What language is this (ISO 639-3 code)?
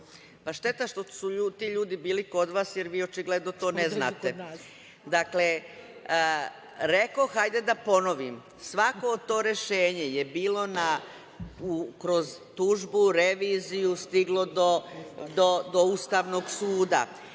srp